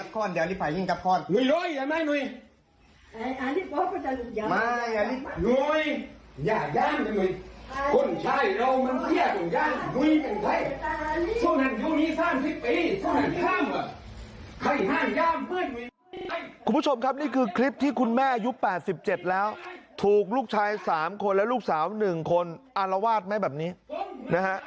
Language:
Thai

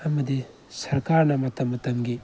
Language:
Manipuri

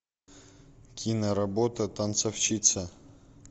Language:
Russian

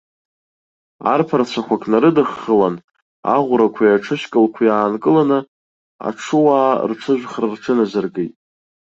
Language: Abkhazian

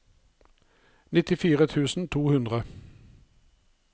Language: Norwegian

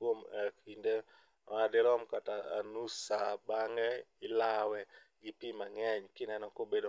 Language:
Luo (Kenya and Tanzania)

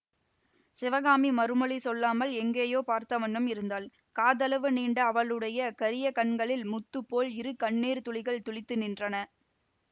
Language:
Tamil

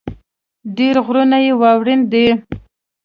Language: Pashto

